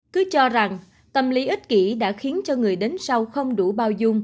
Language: Vietnamese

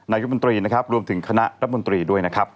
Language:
Thai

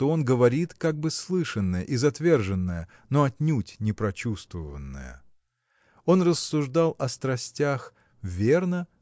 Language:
Russian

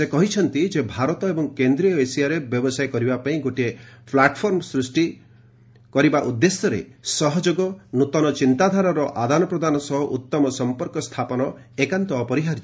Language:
Odia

